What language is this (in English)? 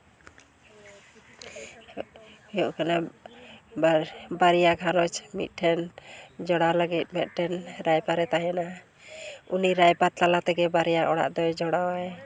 Santali